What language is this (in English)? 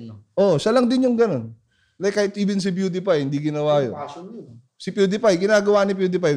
Filipino